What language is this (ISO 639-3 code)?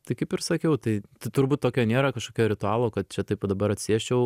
lit